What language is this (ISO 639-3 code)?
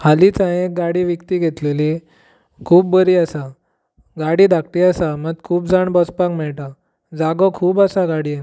kok